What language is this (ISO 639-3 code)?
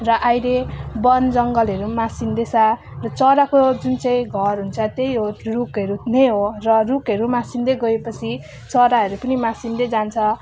nep